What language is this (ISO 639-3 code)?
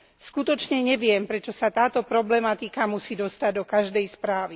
slk